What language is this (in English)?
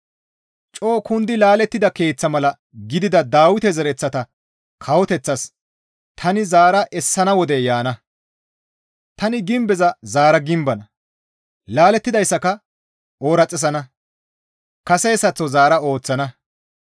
Gamo